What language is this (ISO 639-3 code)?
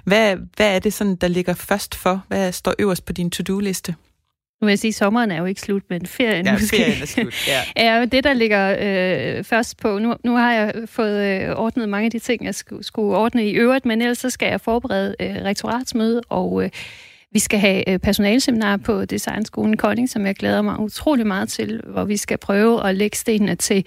dan